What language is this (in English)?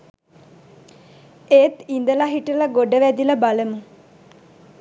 Sinhala